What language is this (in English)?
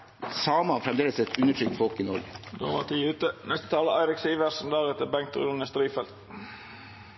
Norwegian